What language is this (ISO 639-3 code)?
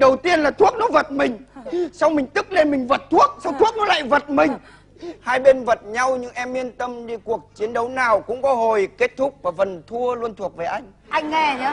vie